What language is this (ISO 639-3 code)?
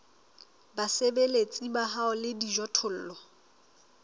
sot